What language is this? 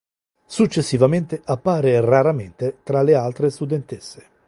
Italian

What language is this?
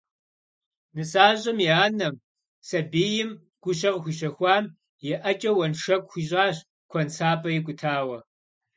Kabardian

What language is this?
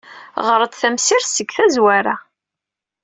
Kabyle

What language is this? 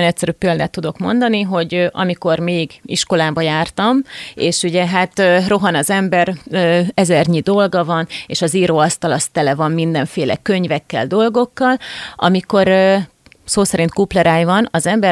Hungarian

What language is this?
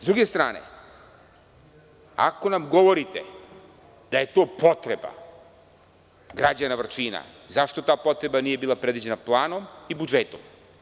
Serbian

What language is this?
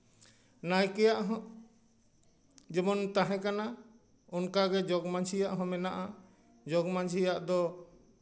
Santali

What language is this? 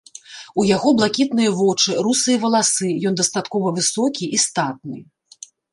Belarusian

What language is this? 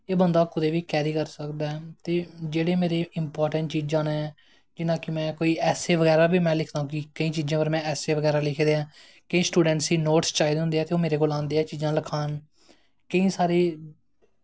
Dogri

